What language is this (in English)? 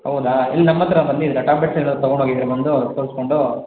Kannada